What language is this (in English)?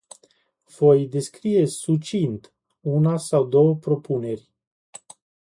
Romanian